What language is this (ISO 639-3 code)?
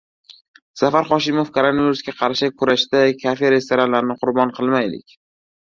uzb